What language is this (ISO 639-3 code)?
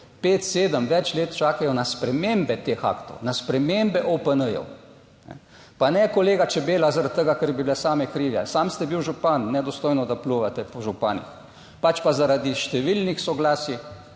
slv